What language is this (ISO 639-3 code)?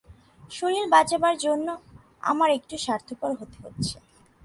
ben